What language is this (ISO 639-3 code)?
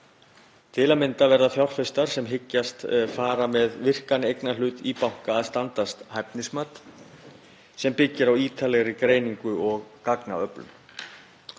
isl